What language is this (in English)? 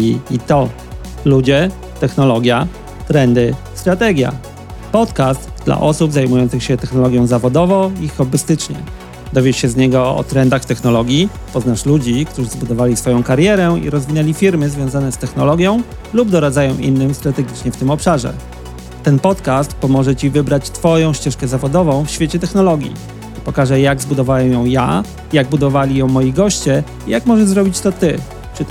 Polish